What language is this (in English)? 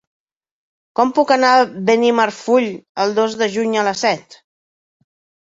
Catalan